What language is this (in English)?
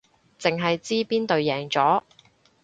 Cantonese